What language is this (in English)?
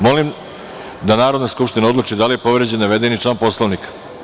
Serbian